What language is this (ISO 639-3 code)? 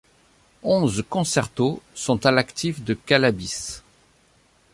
fra